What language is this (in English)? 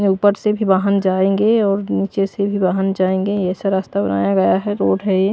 Hindi